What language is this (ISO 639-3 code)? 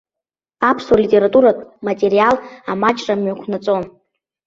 abk